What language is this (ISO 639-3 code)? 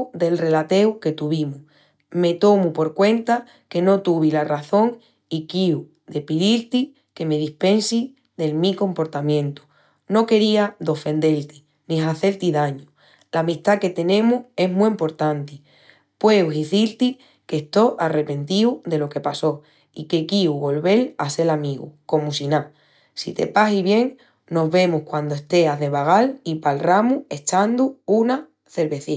ext